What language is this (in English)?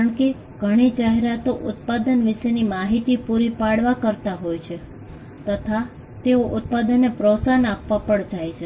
Gujarati